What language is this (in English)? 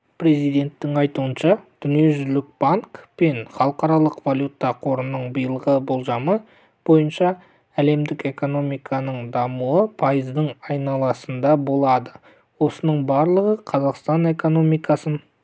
Kazakh